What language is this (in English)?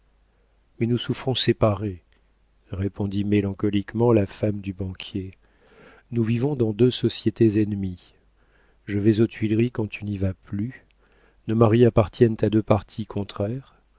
French